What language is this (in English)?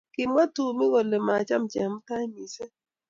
Kalenjin